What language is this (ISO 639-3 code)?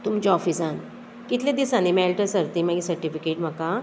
kok